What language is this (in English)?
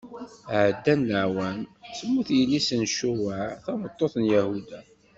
Kabyle